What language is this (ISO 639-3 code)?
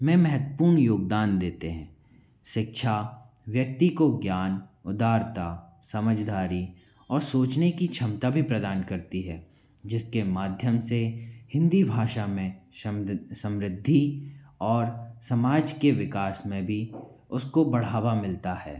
hin